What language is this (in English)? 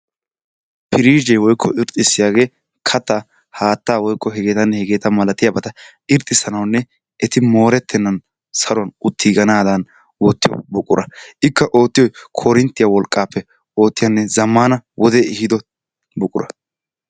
Wolaytta